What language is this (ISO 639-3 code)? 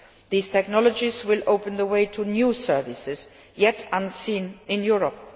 eng